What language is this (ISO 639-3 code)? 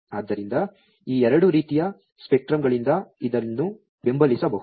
kan